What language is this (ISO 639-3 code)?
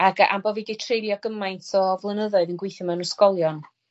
cym